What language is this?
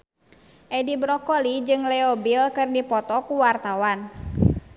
Sundanese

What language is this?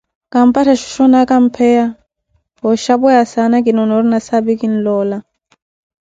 Koti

